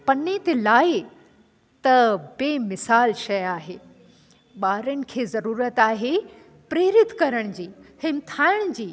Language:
Sindhi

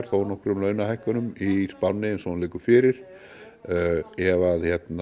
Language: Icelandic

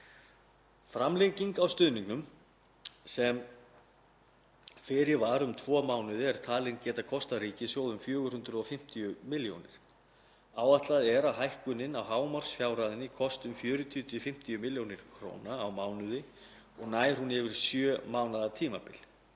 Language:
Icelandic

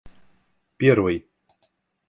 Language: Russian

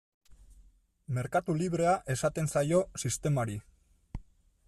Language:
Basque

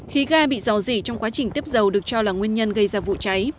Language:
Vietnamese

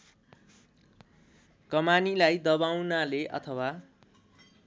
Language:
Nepali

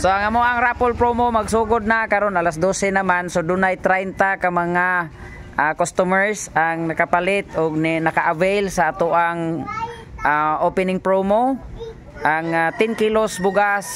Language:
Filipino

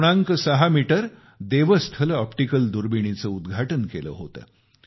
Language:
Marathi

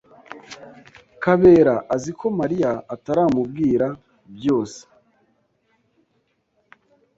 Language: Kinyarwanda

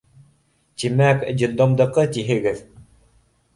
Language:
Bashkir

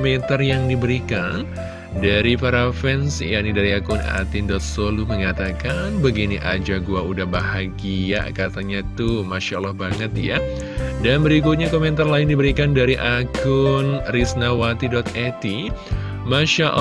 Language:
Indonesian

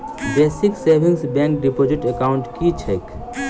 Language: Maithili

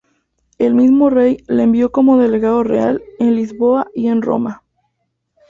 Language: Spanish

